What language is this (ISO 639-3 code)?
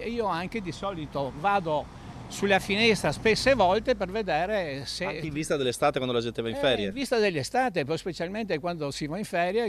ita